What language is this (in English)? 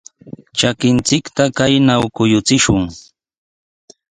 Sihuas Ancash Quechua